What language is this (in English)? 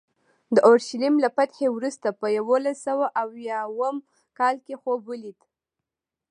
Pashto